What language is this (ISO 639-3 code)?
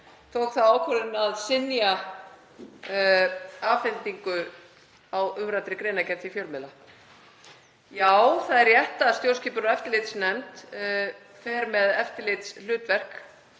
isl